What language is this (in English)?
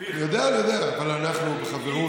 Hebrew